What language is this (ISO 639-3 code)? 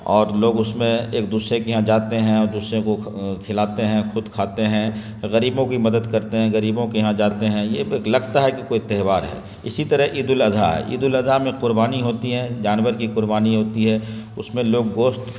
urd